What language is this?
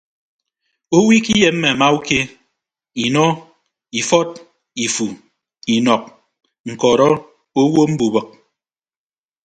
Ibibio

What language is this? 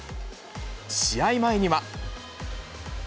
Japanese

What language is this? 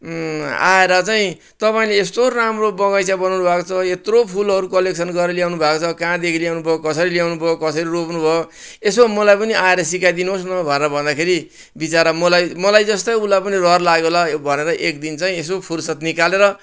Nepali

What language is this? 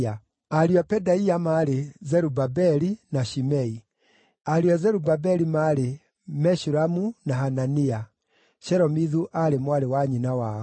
Kikuyu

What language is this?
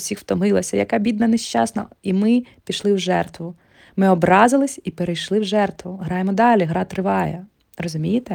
Ukrainian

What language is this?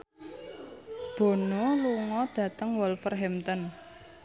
Javanese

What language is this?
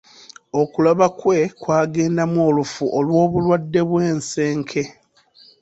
Ganda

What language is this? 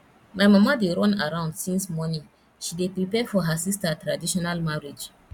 Nigerian Pidgin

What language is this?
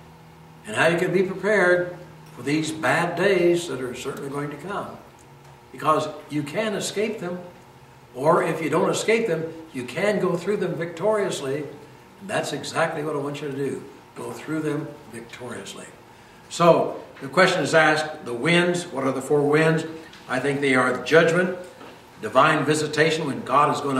English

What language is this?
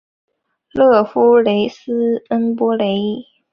Chinese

